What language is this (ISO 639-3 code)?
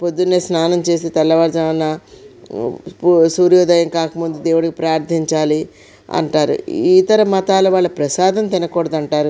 tel